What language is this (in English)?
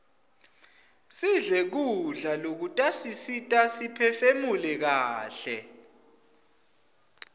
Swati